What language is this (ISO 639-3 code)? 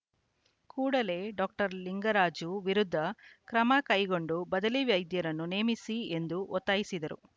kan